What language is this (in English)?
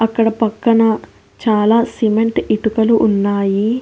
Telugu